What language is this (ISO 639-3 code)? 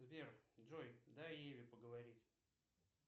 rus